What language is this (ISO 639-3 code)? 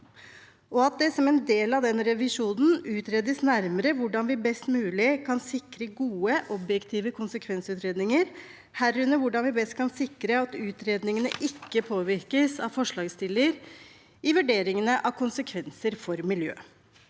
nor